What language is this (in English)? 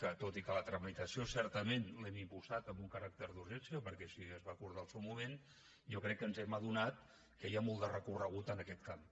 Catalan